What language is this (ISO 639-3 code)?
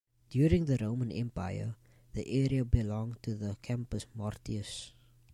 eng